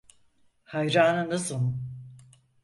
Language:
Turkish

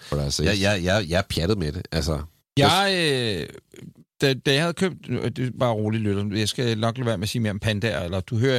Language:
Danish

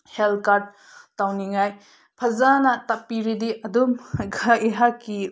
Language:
Manipuri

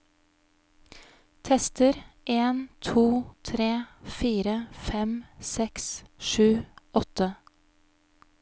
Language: Norwegian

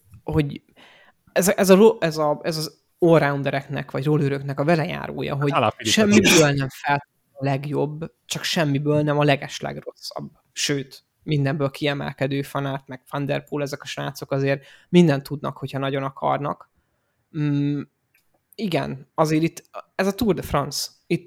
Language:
Hungarian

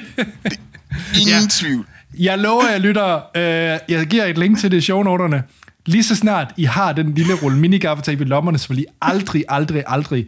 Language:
Danish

